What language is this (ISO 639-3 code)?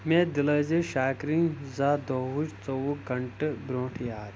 kas